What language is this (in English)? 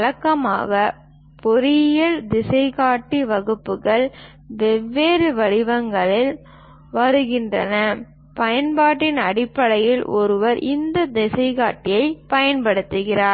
Tamil